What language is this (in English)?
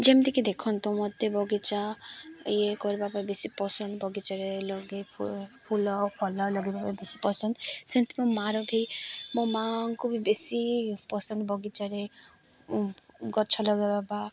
Odia